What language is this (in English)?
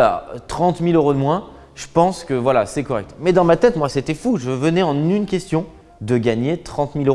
French